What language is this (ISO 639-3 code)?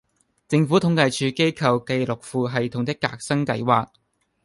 yue